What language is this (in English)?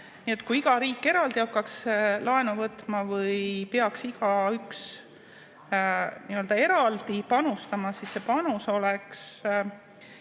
Estonian